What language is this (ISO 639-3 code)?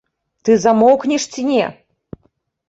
bel